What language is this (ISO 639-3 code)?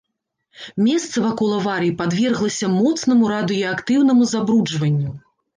bel